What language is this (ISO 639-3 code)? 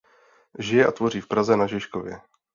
ces